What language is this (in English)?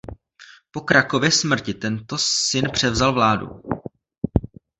Czech